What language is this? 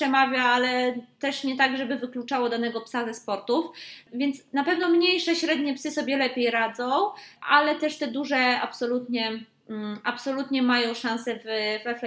Polish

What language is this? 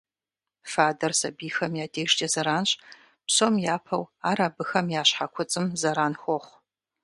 Kabardian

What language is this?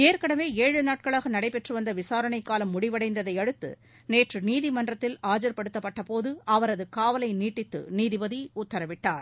Tamil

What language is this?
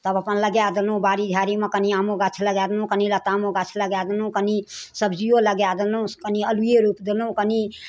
Maithili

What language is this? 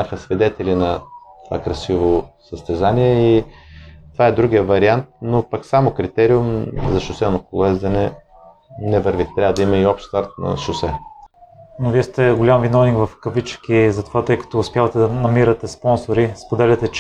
Bulgarian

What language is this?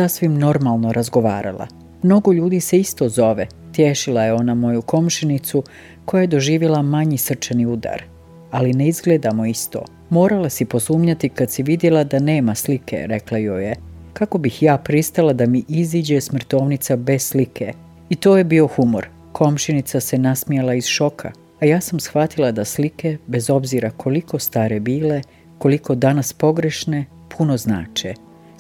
Croatian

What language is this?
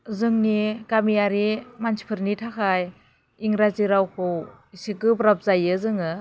Bodo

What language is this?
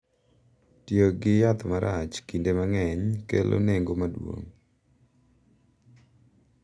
Luo (Kenya and Tanzania)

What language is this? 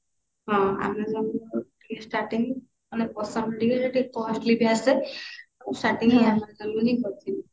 Odia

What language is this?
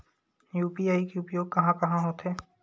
Chhattisgarhi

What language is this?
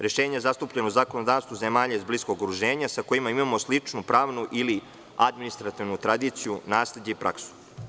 Serbian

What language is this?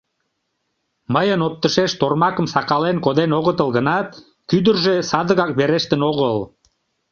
Mari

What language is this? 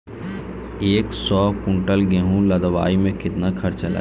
Bhojpuri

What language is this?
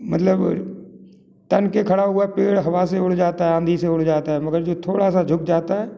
Hindi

